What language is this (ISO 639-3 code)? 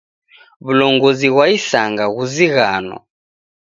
dav